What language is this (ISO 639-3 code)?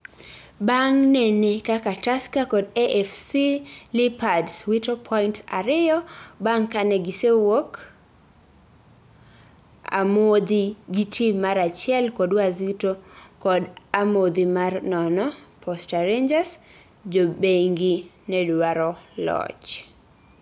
luo